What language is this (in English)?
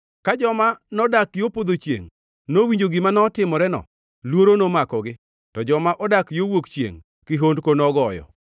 Luo (Kenya and Tanzania)